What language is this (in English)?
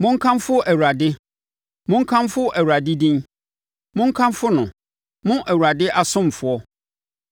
Akan